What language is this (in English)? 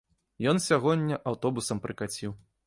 Belarusian